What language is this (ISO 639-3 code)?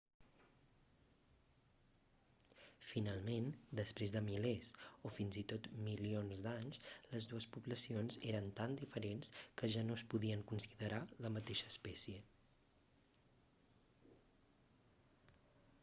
cat